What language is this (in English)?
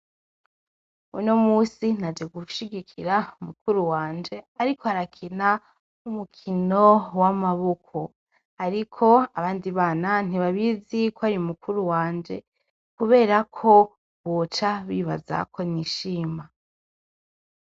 Rundi